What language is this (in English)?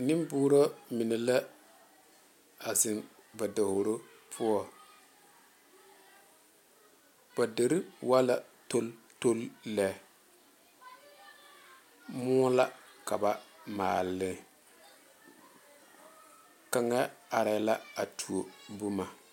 Southern Dagaare